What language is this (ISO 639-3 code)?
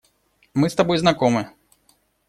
rus